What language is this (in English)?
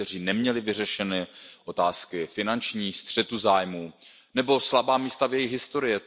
Czech